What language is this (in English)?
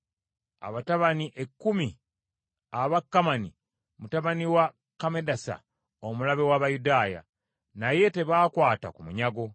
Ganda